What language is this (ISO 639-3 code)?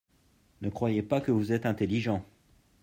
fra